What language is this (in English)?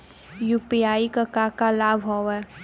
Bhojpuri